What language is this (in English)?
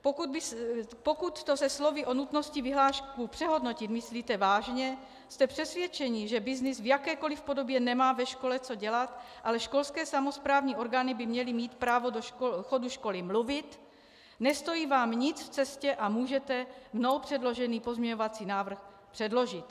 Czech